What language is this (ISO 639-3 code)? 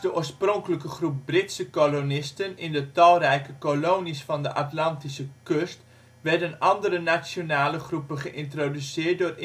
nld